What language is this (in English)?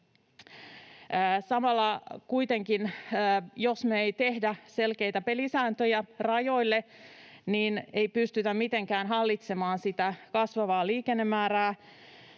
Finnish